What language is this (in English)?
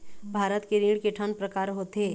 Chhattisgarhi